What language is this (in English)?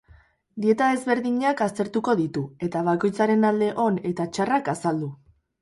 Basque